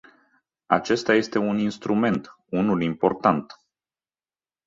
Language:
Romanian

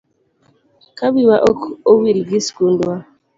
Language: Luo (Kenya and Tanzania)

